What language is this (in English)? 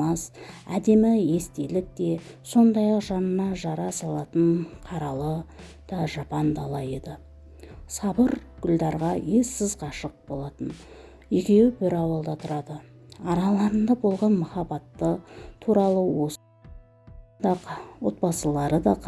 Turkish